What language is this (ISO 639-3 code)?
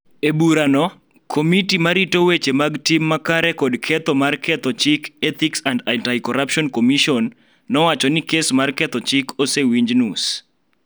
luo